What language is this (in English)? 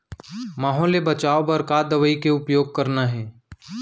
Chhattisgarhi